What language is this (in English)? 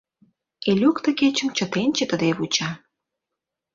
Mari